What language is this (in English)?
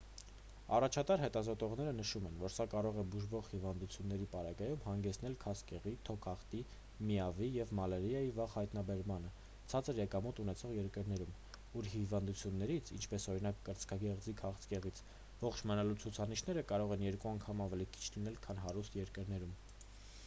Armenian